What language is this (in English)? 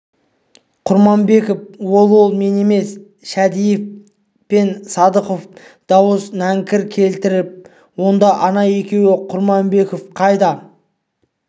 Kazakh